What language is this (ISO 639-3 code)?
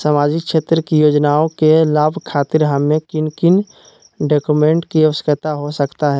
mag